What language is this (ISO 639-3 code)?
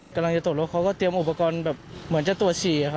tha